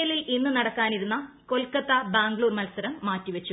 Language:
Malayalam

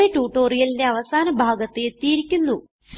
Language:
Malayalam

